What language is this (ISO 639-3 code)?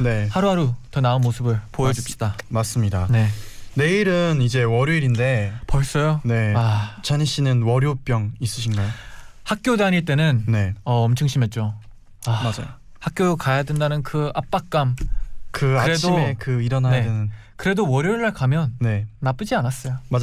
kor